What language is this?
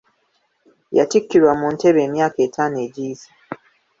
Ganda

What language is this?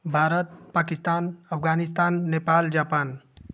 Hindi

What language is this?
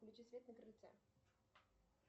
Russian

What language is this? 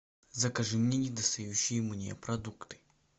Russian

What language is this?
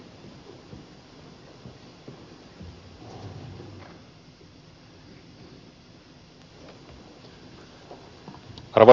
Finnish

